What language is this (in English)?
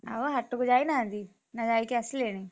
Odia